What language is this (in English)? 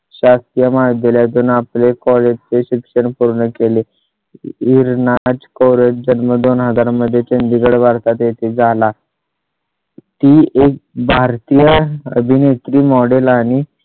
Marathi